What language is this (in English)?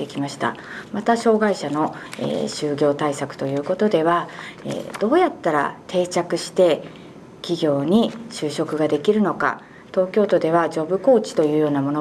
Japanese